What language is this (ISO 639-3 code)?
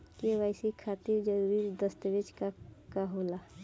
bho